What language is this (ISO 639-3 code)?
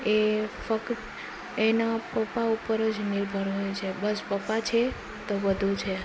guj